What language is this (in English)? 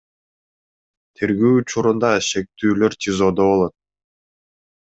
Kyrgyz